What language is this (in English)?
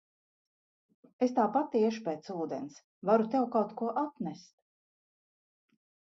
Latvian